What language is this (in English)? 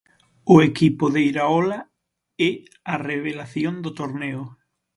Galician